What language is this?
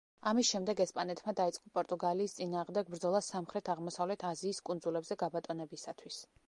Georgian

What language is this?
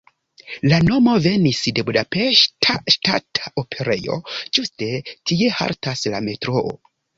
Esperanto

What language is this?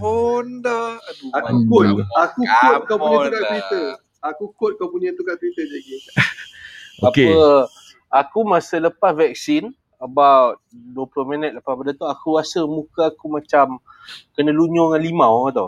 Malay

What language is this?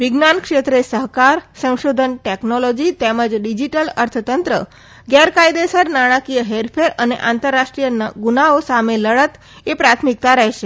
Gujarati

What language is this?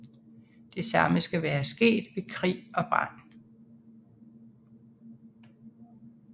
Danish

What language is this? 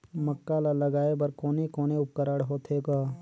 Chhattisgarhi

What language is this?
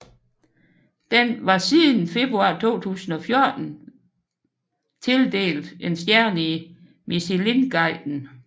Danish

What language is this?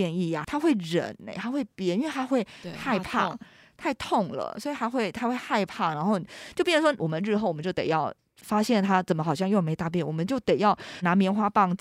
Chinese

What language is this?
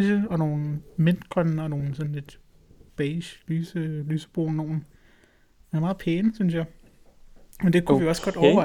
Danish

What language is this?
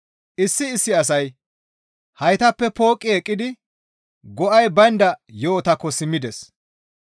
Gamo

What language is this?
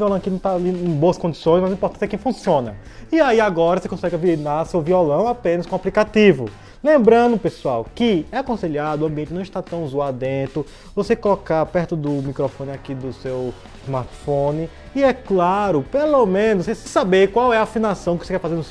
Portuguese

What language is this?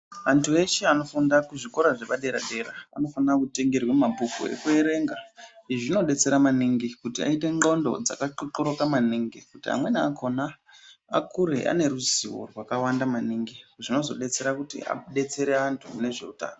Ndau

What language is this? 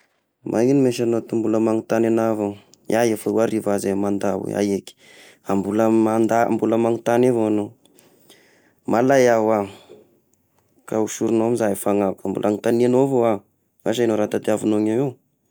Tesaka Malagasy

